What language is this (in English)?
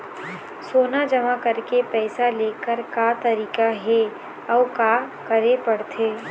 Chhattisgarhi